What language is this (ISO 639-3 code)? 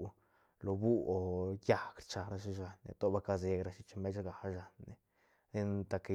ztn